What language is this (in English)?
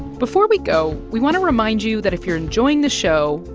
English